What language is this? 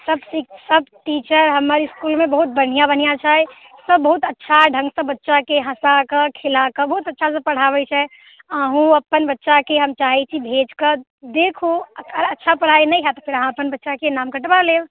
Maithili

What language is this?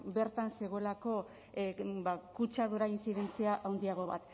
Basque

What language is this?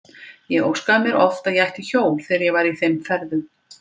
Icelandic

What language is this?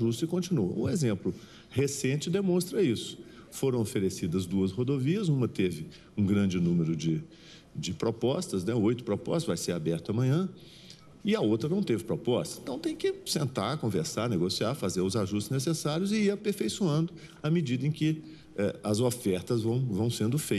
Portuguese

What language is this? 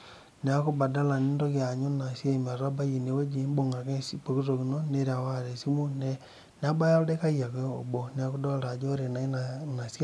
Masai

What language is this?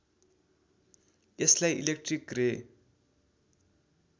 Nepali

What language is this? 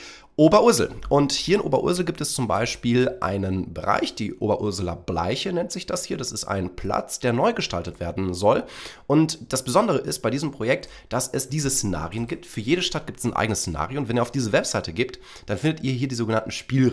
German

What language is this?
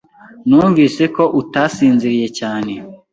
Kinyarwanda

